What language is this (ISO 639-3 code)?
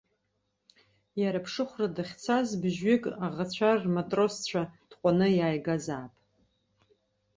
abk